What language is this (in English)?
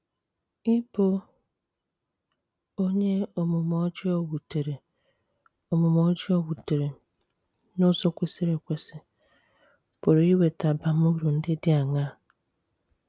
Igbo